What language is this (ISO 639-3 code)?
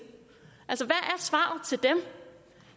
dan